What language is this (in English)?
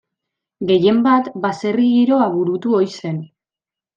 Basque